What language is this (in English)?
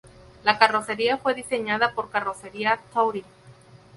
Spanish